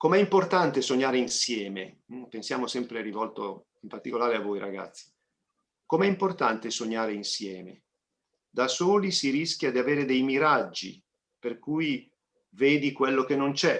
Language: Italian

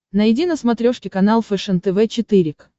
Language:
Russian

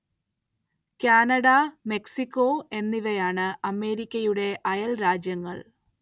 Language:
Malayalam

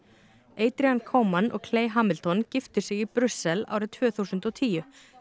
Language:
Icelandic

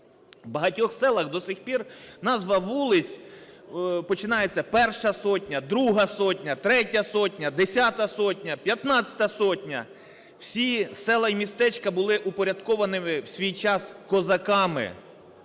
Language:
Ukrainian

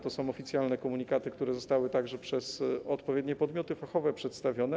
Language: Polish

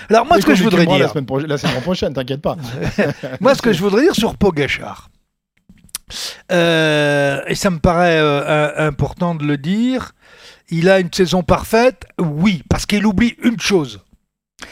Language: French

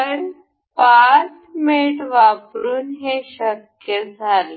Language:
Marathi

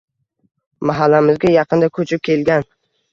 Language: Uzbek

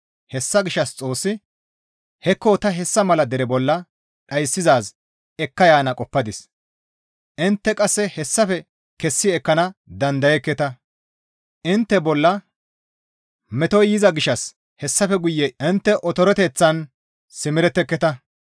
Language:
Gamo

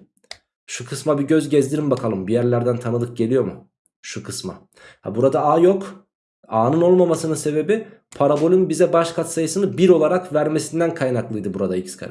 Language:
Turkish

